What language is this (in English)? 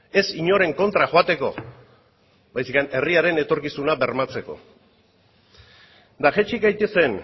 Basque